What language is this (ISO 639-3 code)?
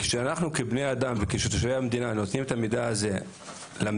heb